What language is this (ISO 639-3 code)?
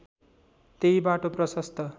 nep